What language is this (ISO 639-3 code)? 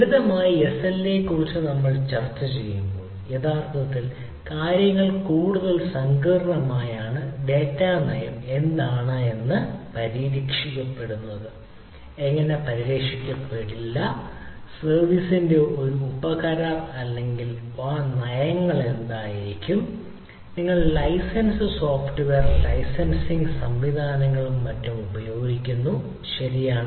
mal